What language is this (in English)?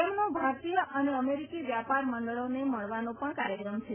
Gujarati